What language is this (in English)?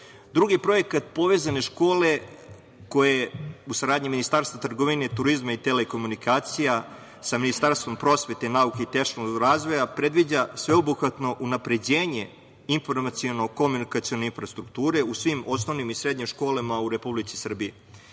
Serbian